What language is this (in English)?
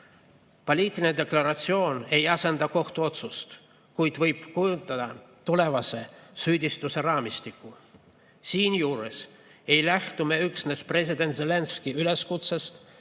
Estonian